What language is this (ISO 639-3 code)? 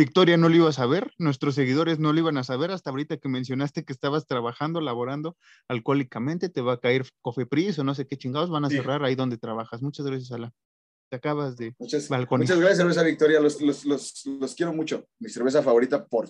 spa